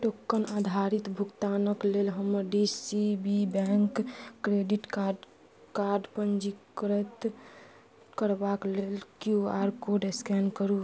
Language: Maithili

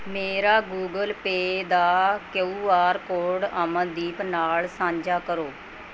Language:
Punjabi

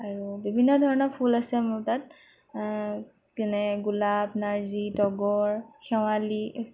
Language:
Assamese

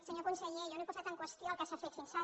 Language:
Catalan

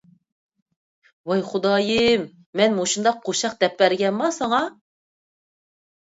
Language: Uyghur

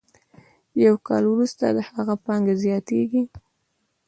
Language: Pashto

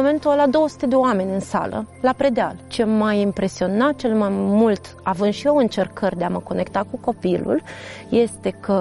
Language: Romanian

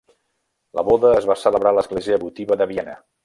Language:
Catalan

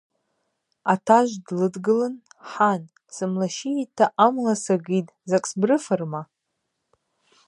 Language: Abaza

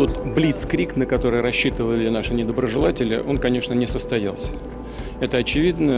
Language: Czech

